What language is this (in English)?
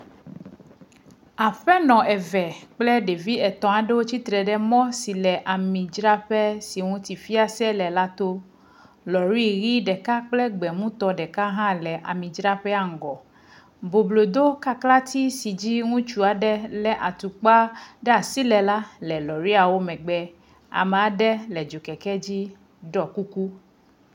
Ewe